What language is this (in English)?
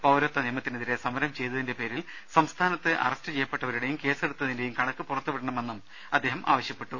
Malayalam